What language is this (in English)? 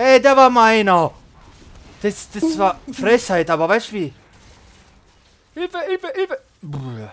German